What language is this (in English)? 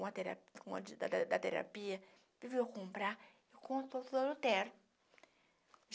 Portuguese